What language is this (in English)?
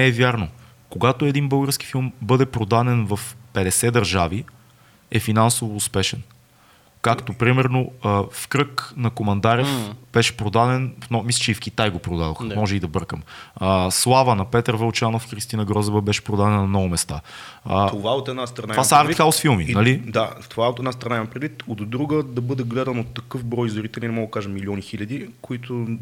Bulgarian